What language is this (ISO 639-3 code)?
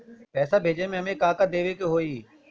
bho